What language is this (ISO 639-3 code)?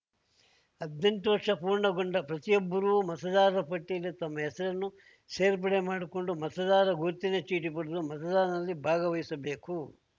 kan